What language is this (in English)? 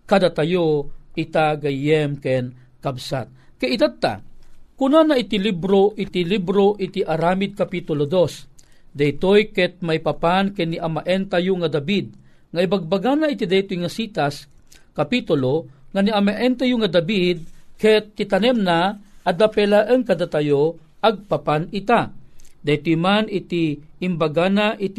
Filipino